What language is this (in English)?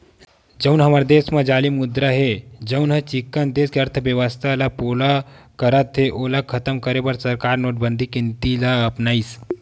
Chhattisgarhi